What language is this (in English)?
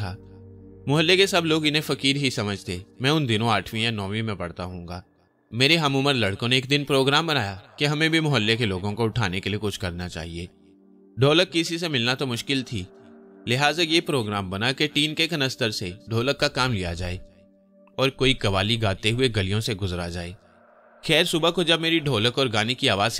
Hindi